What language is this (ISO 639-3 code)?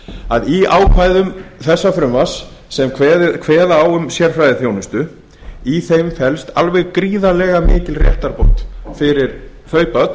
isl